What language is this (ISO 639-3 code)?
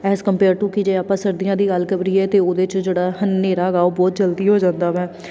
pan